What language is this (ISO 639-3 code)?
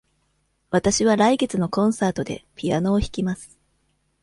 jpn